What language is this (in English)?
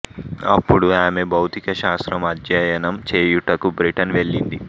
Telugu